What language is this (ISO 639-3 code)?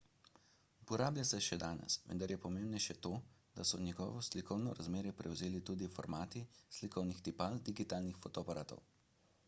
slv